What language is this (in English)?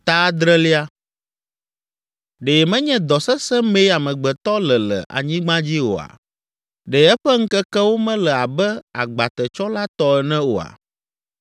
Ewe